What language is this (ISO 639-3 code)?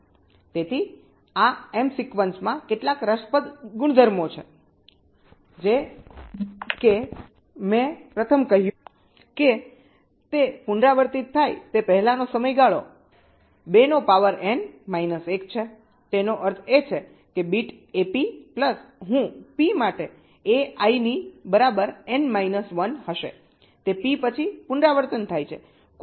guj